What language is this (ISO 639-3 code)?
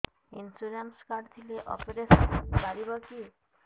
ori